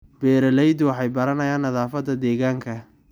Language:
Somali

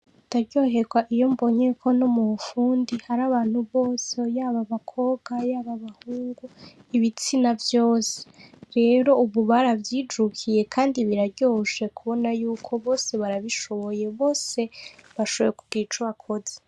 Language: Rundi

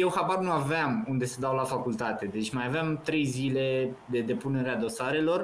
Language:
Romanian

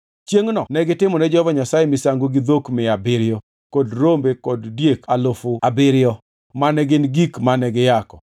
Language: Luo (Kenya and Tanzania)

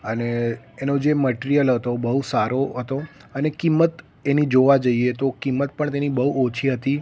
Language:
Gujarati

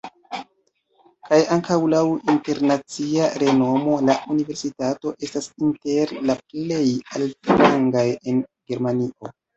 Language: Esperanto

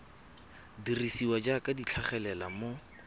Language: Tswana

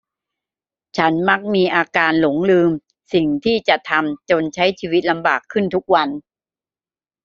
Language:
Thai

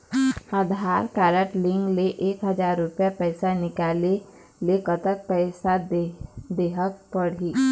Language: Chhattisgarhi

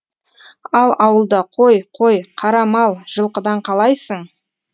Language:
Kazakh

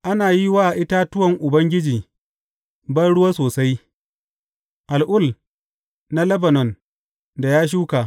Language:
Hausa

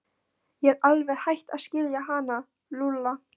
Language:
Icelandic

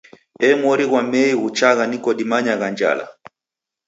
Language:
Taita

